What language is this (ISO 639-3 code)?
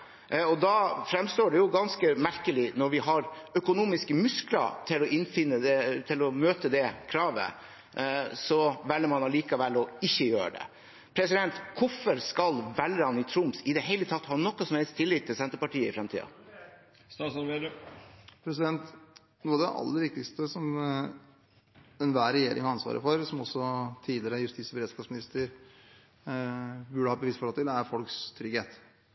nob